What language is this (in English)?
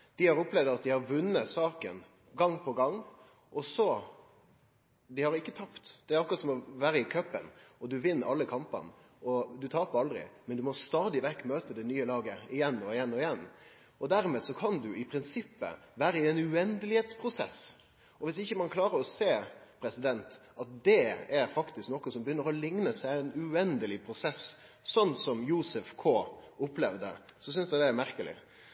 Norwegian Nynorsk